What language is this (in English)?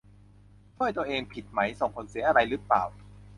Thai